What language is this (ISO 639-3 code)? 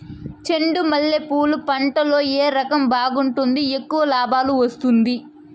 tel